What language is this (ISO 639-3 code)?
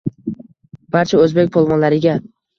uzb